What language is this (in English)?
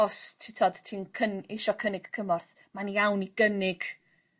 Welsh